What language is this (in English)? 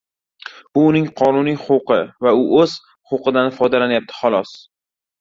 Uzbek